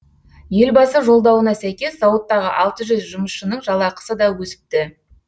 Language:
Kazakh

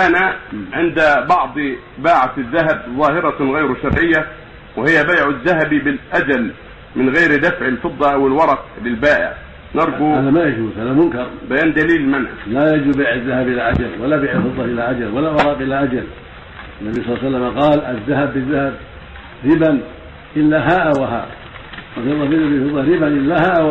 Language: Arabic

